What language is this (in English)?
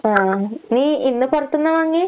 Malayalam